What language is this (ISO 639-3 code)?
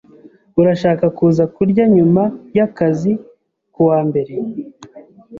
kin